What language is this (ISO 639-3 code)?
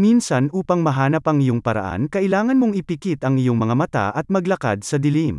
fil